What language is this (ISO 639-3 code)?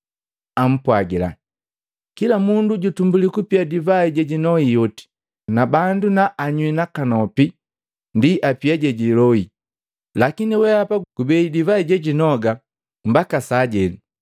mgv